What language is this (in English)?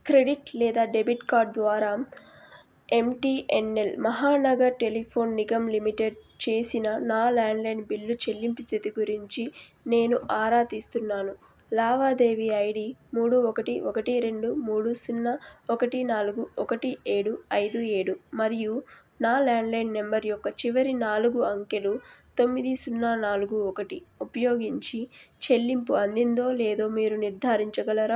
Telugu